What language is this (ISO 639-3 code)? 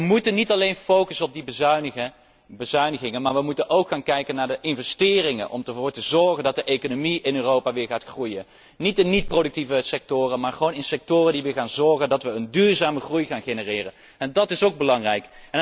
nld